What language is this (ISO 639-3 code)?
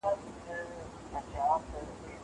pus